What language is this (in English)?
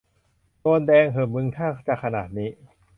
Thai